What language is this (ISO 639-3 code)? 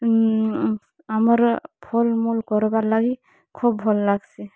ori